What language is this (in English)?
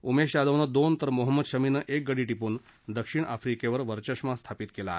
Marathi